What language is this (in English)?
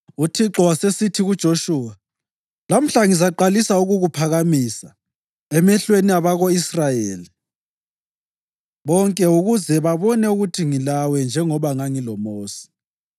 North Ndebele